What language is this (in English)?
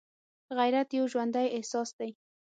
Pashto